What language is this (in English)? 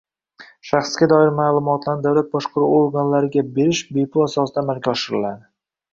Uzbek